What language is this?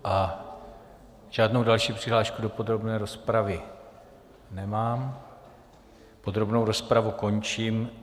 Czech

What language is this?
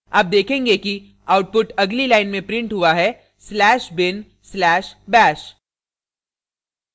Hindi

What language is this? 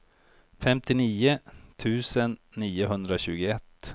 Swedish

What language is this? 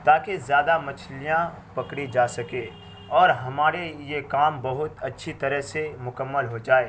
Urdu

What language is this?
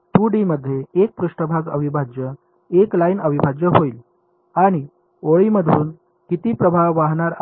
Marathi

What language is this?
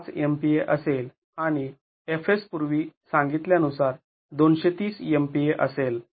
Marathi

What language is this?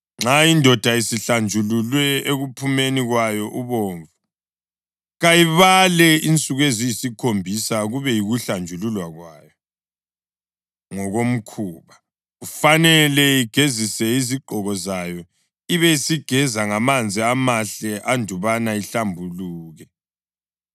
North Ndebele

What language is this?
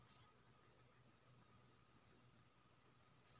Maithili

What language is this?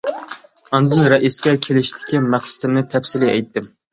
Uyghur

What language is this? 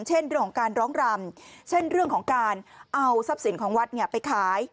Thai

